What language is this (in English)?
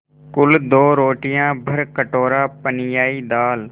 Hindi